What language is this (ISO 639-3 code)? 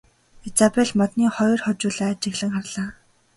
mon